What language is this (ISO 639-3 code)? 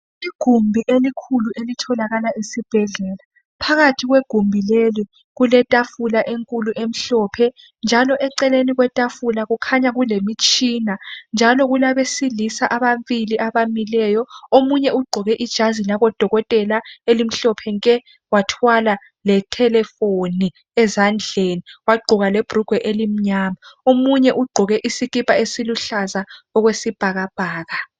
nde